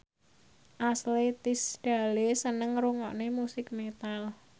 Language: Javanese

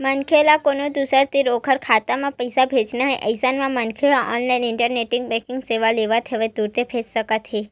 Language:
Chhattisgarhi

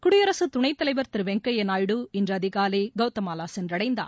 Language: Tamil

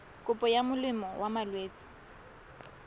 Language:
Tswana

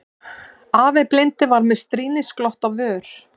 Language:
Icelandic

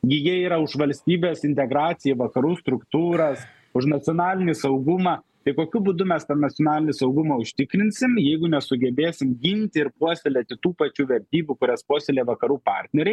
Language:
Lithuanian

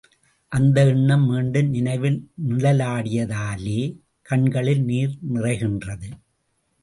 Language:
Tamil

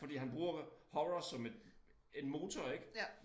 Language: Danish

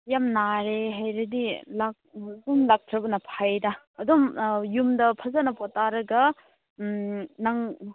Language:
Manipuri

